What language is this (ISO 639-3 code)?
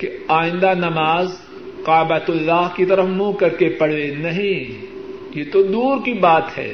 urd